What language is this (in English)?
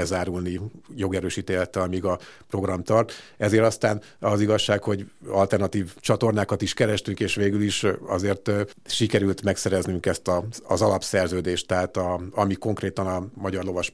Hungarian